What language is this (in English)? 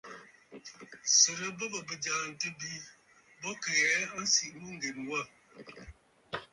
Bafut